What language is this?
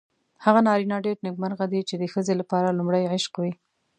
Pashto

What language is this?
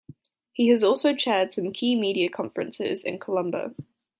English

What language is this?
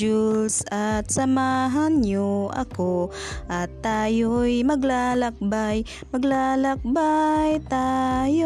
Filipino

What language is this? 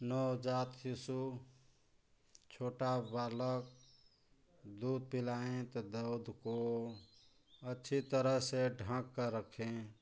Hindi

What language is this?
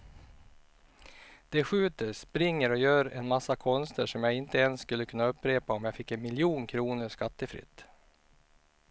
Swedish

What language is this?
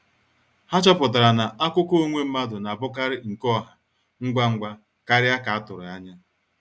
Igbo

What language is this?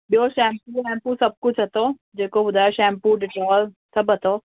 Sindhi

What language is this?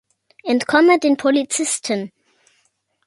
German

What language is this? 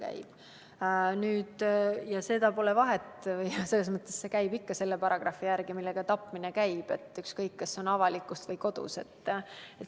Estonian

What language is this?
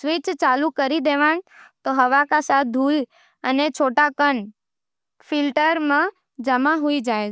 Nimadi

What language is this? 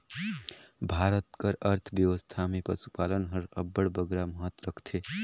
Chhattisgarhi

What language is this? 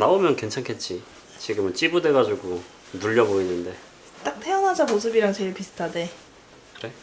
Korean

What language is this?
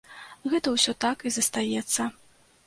Belarusian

